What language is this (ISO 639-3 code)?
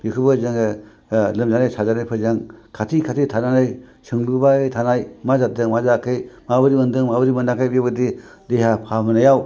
brx